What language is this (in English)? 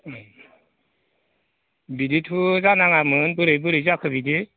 Bodo